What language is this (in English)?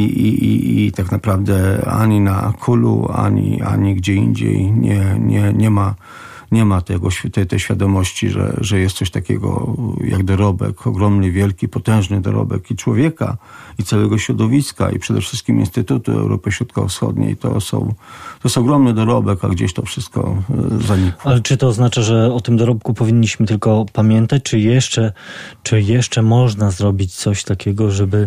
Polish